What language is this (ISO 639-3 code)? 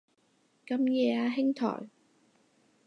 yue